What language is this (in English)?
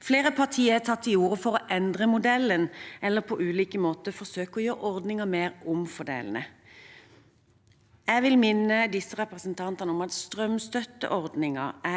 Norwegian